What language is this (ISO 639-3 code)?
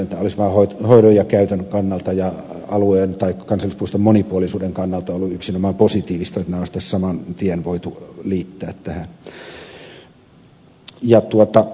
fin